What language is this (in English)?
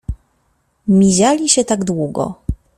Polish